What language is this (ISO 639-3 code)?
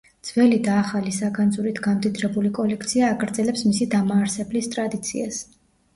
kat